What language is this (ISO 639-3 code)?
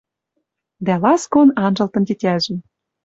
mrj